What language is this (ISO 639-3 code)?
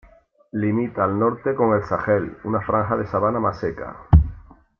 spa